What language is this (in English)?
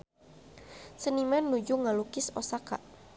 Sundanese